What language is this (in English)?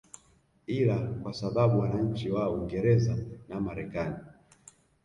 Swahili